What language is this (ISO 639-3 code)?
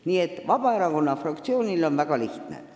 est